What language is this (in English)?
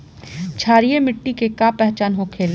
Bhojpuri